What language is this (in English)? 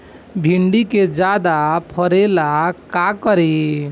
Bhojpuri